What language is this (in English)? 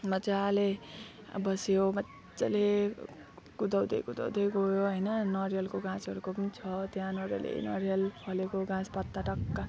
Nepali